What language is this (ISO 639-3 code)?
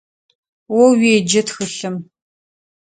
ady